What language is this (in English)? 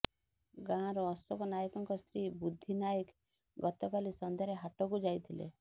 Odia